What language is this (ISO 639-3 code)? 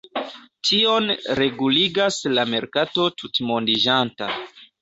epo